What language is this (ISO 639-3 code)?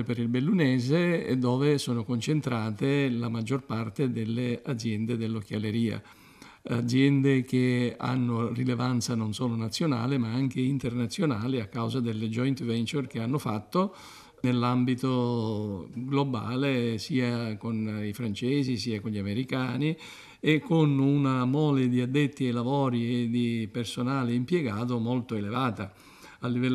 ita